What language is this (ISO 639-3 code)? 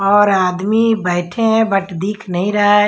hin